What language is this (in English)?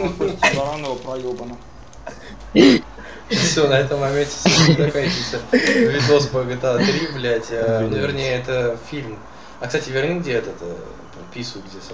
Russian